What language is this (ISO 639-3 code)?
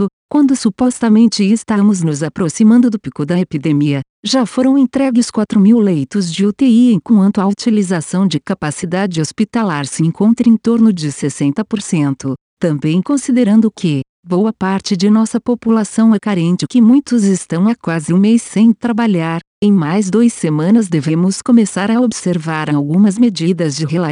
por